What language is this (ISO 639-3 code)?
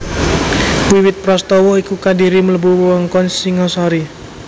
jav